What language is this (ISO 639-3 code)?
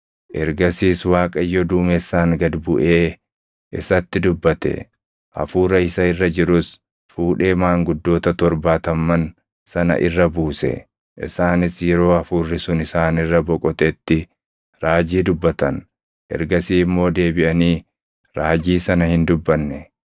orm